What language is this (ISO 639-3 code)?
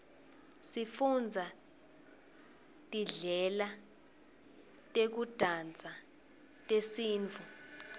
ssw